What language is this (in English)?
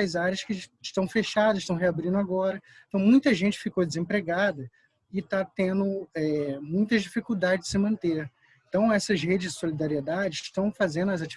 Portuguese